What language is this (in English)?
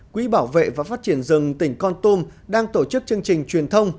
Vietnamese